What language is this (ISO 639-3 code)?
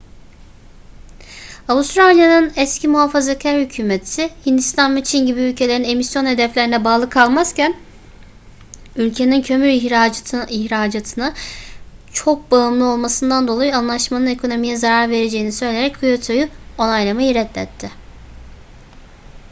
tur